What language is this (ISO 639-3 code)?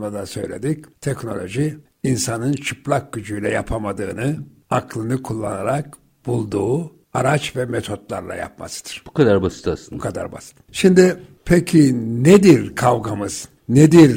tur